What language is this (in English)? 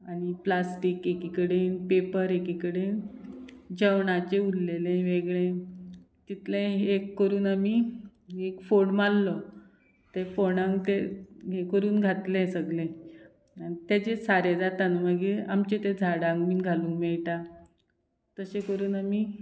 Konkani